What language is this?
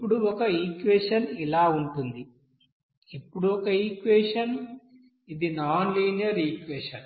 Telugu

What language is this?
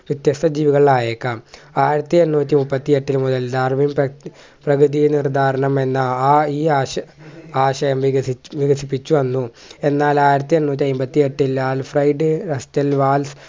Malayalam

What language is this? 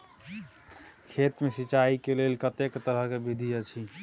Maithili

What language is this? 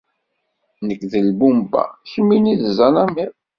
Kabyle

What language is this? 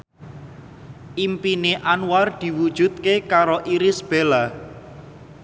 Javanese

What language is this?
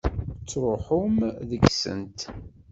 Kabyle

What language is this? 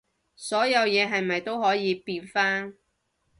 Cantonese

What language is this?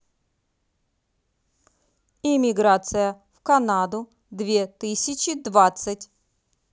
Russian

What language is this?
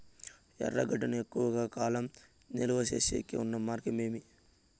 Telugu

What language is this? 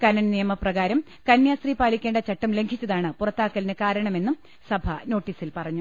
Malayalam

